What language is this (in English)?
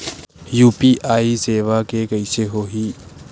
Chhattisgarhi